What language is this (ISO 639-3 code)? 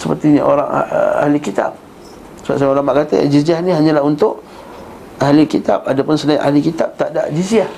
msa